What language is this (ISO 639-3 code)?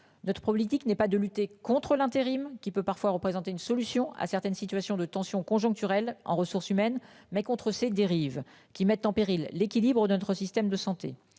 fra